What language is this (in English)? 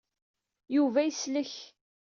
Kabyle